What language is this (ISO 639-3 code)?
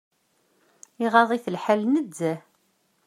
kab